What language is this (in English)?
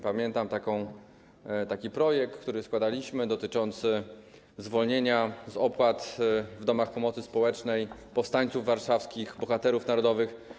Polish